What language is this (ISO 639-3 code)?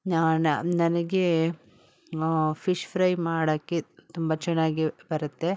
kan